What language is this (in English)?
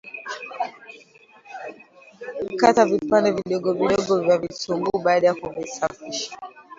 Swahili